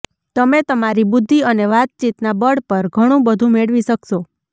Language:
Gujarati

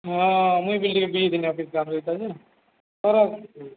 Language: Odia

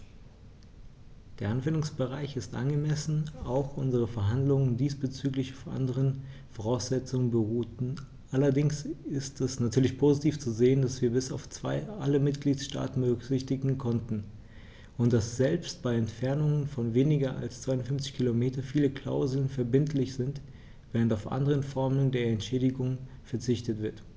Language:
German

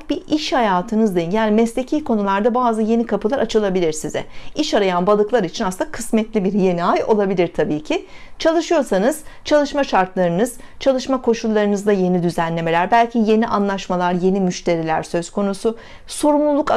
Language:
Turkish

